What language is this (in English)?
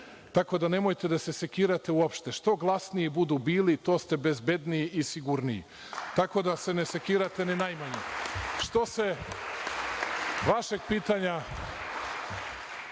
Serbian